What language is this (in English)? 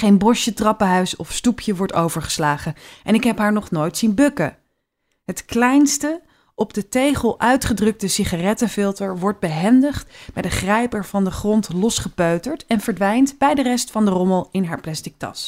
Dutch